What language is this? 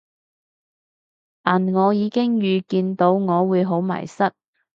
Cantonese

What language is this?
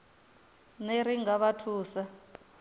Venda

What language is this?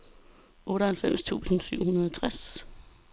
Danish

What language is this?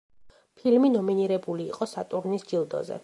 Georgian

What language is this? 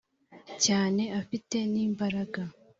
Kinyarwanda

